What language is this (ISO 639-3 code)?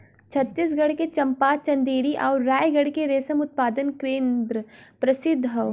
bho